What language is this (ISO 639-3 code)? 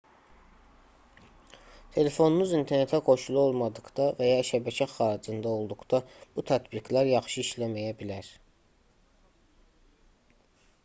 aze